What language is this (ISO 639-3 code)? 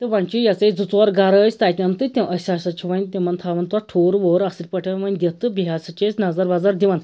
kas